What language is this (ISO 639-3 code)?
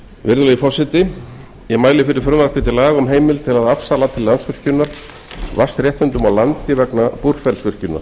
isl